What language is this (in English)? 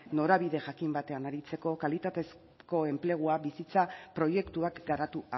Basque